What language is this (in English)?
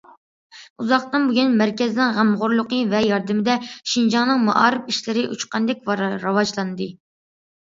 Uyghur